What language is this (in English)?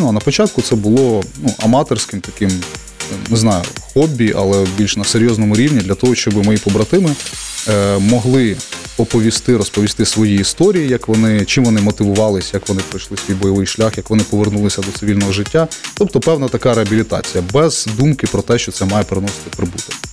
Ukrainian